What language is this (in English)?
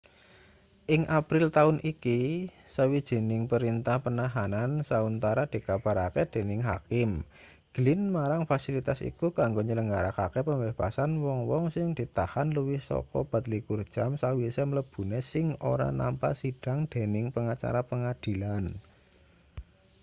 Javanese